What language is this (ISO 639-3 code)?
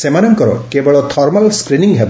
ori